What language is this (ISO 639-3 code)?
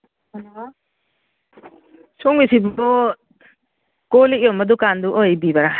mni